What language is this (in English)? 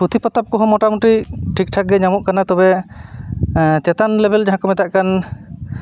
Santali